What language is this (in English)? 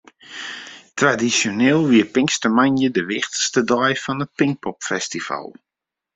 Western Frisian